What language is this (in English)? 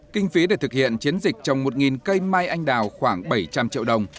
Vietnamese